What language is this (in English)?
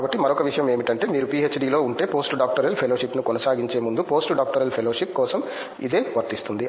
Telugu